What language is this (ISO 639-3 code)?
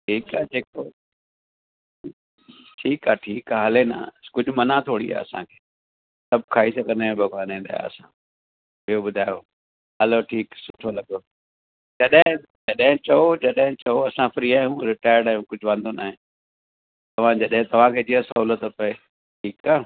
snd